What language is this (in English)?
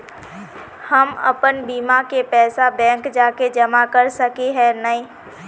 Magahi